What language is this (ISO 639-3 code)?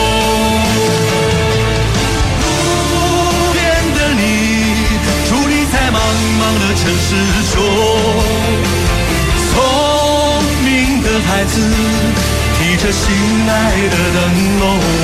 zho